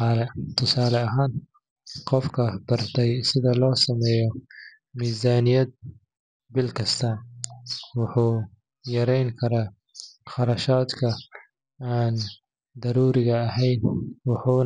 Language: Somali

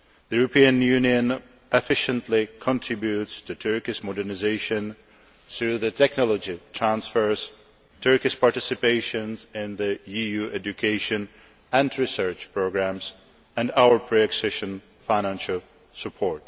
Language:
English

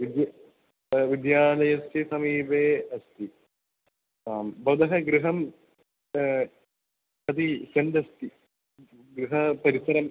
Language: Sanskrit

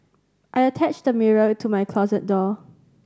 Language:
English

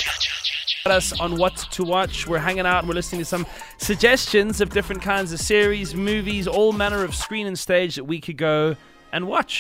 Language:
English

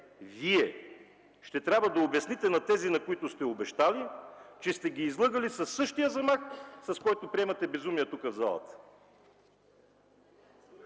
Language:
Bulgarian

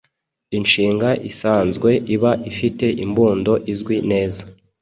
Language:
Kinyarwanda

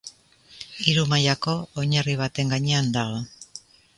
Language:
Basque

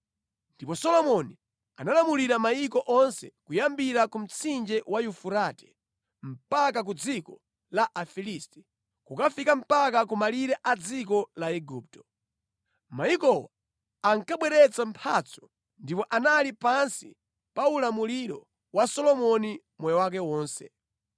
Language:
Nyanja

